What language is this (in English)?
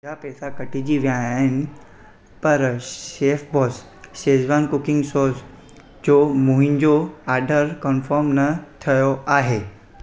Sindhi